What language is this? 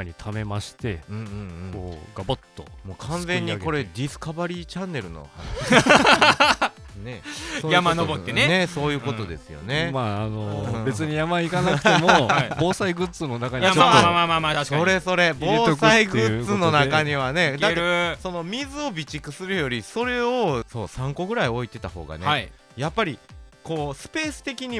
Japanese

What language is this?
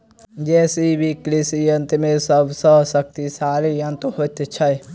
Maithili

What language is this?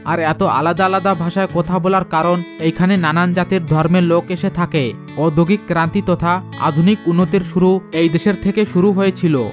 Bangla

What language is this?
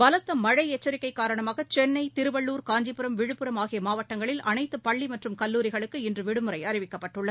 Tamil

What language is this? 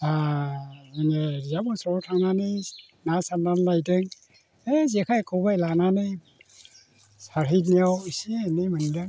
Bodo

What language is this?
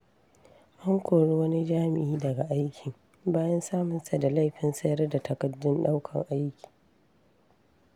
Hausa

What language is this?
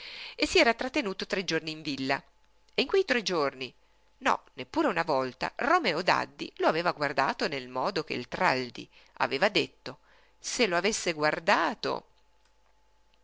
Italian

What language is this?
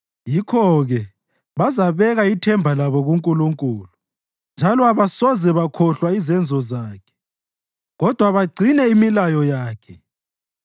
North Ndebele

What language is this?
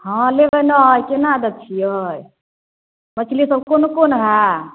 Maithili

